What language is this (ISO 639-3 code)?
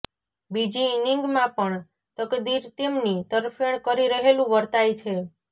guj